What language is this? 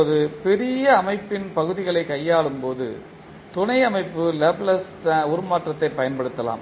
Tamil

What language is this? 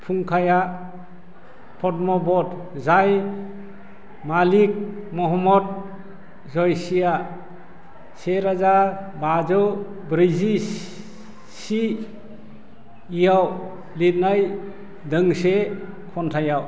Bodo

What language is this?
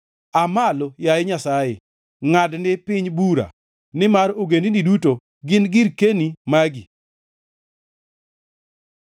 Luo (Kenya and Tanzania)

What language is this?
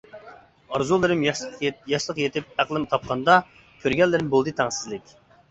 Uyghur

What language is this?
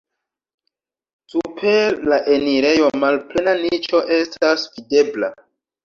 Esperanto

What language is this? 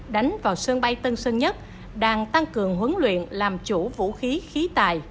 Vietnamese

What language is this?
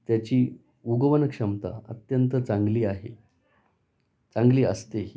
Marathi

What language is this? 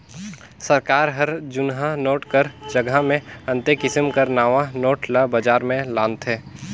Chhattisgarhi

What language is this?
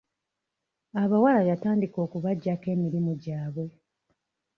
Ganda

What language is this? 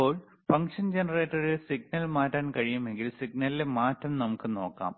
Malayalam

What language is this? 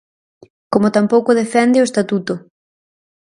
Galician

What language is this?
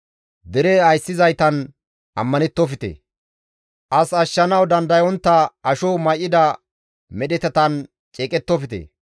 Gamo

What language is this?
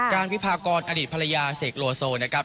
Thai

